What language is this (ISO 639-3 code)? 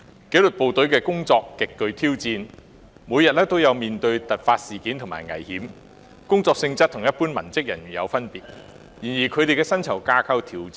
yue